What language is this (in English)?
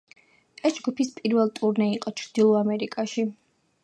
Georgian